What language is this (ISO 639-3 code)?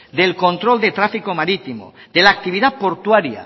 spa